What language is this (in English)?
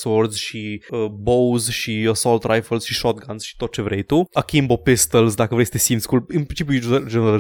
Romanian